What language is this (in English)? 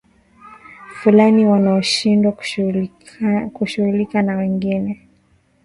Swahili